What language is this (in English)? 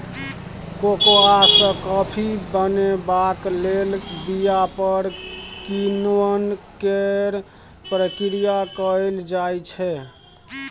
Maithili